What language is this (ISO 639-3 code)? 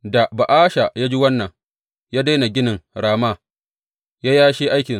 hau